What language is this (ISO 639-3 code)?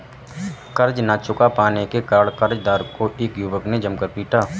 hin